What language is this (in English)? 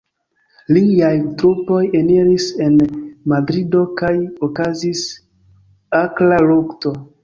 Esperanto